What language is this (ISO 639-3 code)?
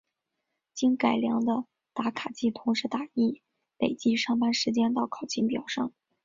zho